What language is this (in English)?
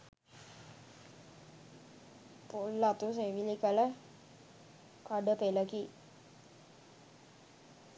Sinhala